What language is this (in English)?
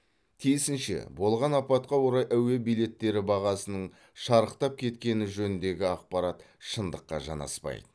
Kazakh